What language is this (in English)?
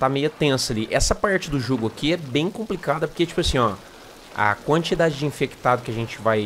Portuguese